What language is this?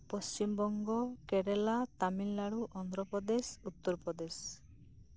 Santali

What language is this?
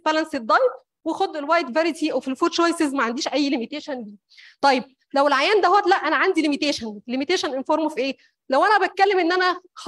Arabic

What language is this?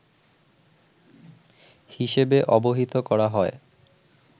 Bangla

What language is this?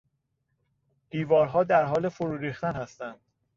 Persian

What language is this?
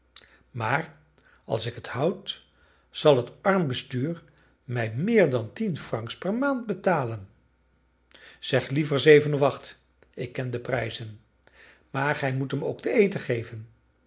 Dutch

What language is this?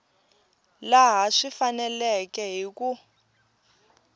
Tsonga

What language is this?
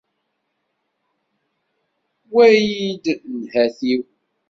Kabyle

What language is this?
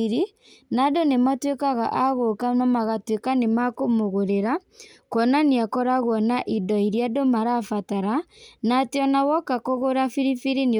Kikuyu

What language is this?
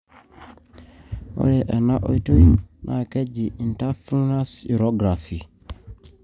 Masai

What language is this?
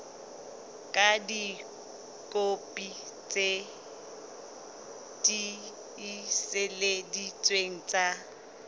Southern Sotho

